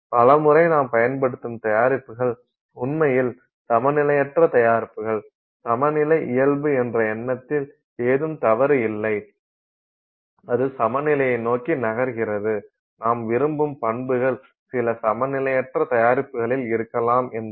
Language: Tamil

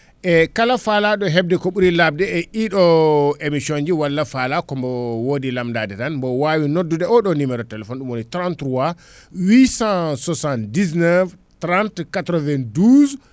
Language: Fula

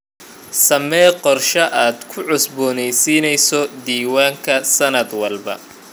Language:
Somali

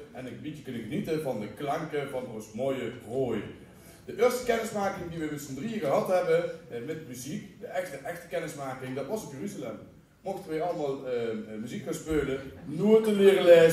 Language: Dutch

